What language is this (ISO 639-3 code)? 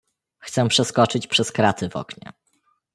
pol